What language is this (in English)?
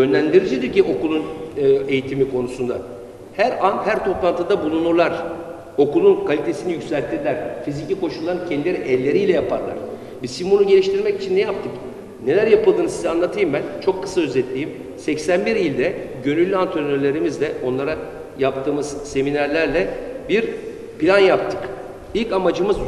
Turkish